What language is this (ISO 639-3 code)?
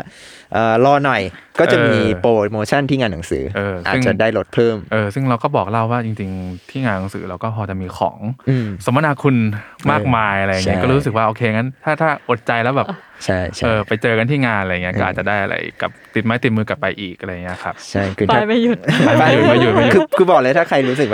tha